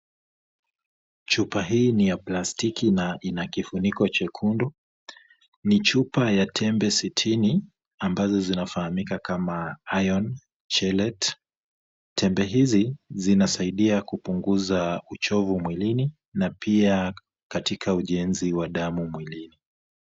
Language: Swahili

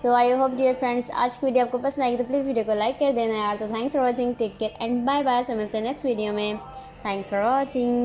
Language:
Hindi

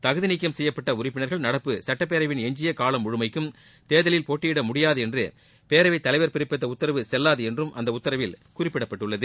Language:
Tamil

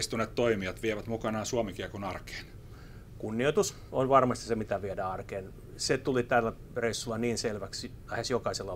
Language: Finnish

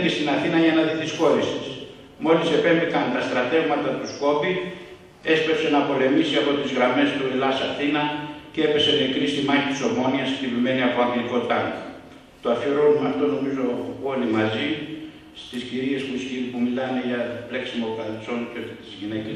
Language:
Greek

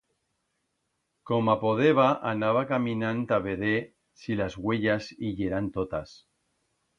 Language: Aragonese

